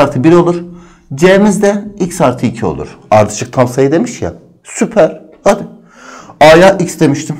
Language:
Turkish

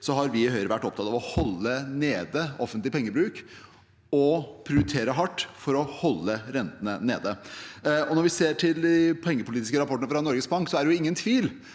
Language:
Norwegian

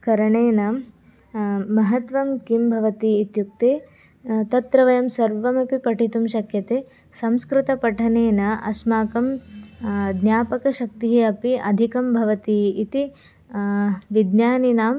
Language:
Sanskrit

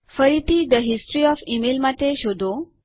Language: Gujarati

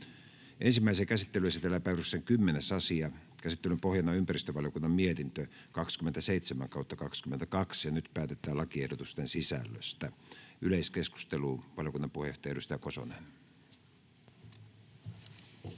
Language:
Finnish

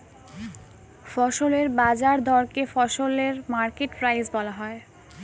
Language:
Bangla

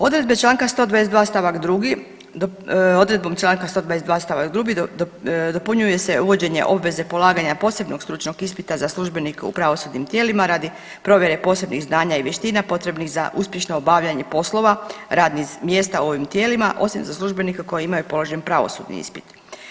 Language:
Croatian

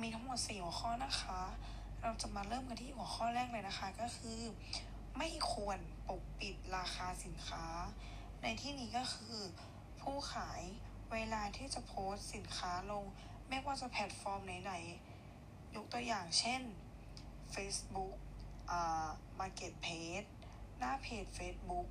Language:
Thai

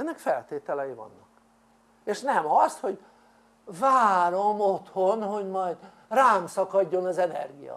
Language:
Hungarian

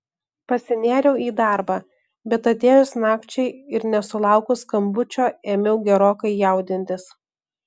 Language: Lithuanian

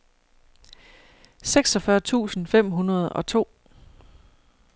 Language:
Danish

